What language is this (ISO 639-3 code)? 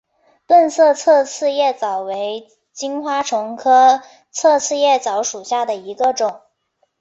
zho